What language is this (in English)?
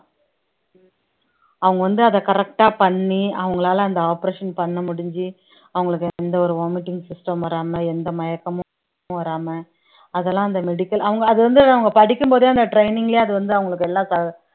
Tamil